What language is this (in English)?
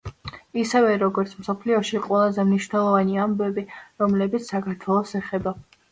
Georgian